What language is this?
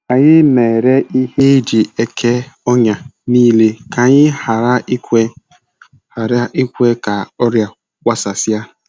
Igbo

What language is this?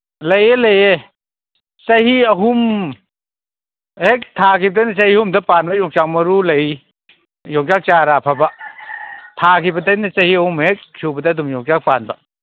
Manipuri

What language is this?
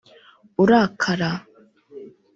Kinyarwanda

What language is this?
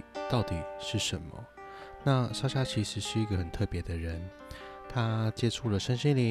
Chinese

